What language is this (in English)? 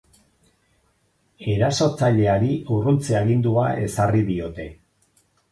Basque